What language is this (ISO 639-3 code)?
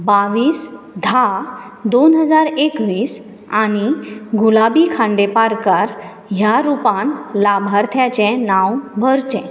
kok